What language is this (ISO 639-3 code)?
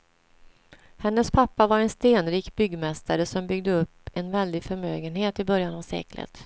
swe